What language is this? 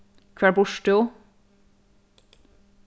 Faroese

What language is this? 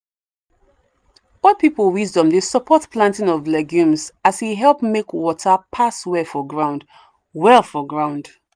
Nigerian Pidgin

